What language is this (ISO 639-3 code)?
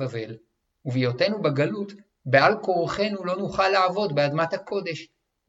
heb